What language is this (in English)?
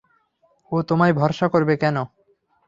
Bangla